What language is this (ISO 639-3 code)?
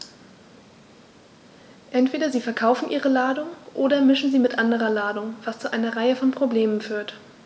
deu